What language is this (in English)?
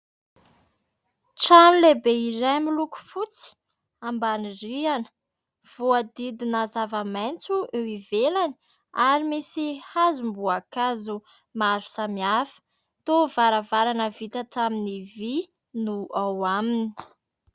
Malagasy